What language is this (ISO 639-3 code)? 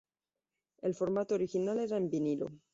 spa